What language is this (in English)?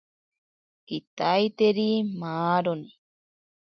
Ashéninka Perené